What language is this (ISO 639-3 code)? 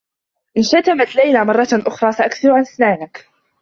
ara